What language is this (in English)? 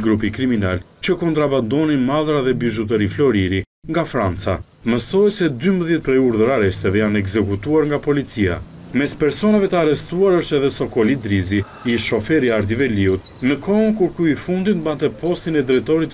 Romanian